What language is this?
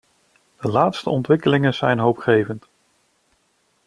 Dutch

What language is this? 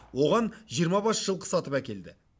Kazakh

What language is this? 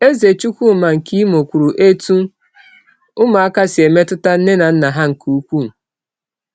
Igbo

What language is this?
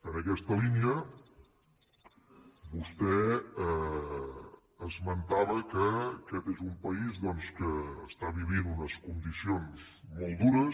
Catalan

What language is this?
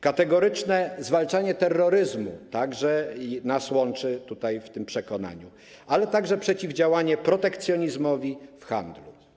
Polish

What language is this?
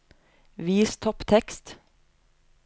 Norwegian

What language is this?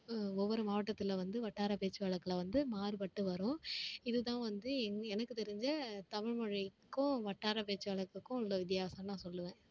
Tamil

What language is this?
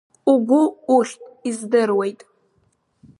Abkhazian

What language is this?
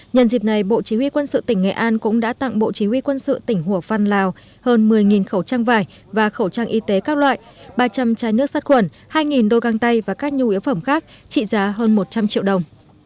Vietnamese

